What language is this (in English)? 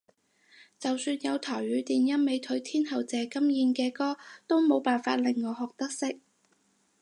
Cantonese